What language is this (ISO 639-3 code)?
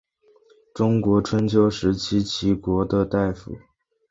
zho